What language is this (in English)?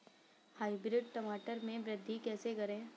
Hindi